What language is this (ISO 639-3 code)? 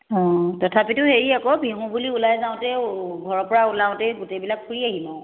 asm